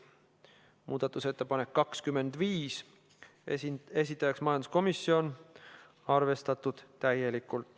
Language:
Estonian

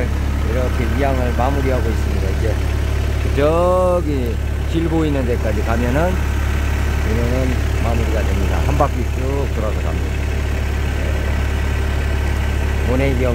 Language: Korean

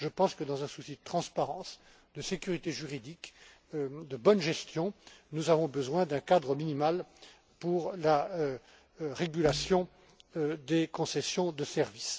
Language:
French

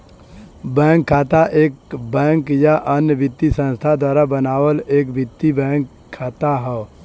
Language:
Bhojpuri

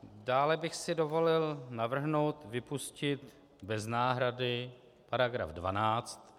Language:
Czech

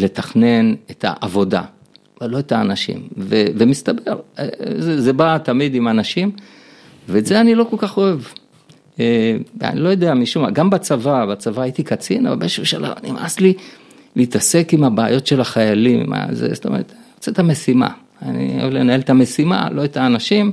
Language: Hebrew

